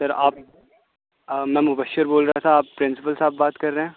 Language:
Urdu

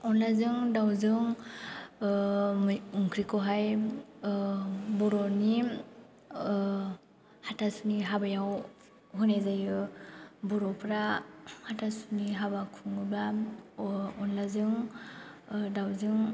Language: Bodo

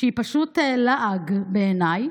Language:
Hebrew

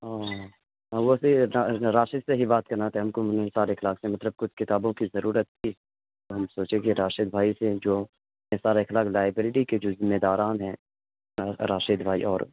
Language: Urdu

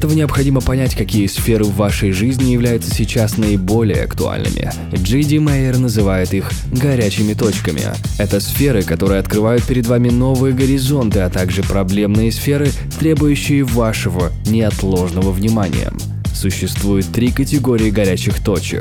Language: Russian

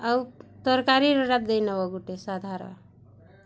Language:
Odia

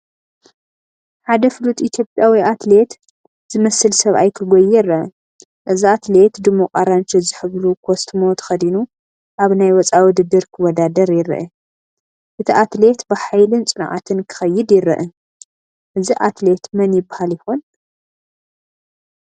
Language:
Tigrinya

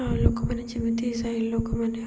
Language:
Odia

